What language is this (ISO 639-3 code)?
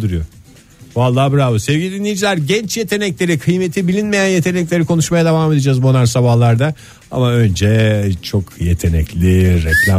tur